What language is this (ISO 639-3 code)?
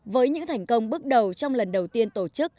vie